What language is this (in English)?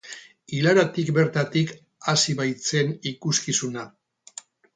Basque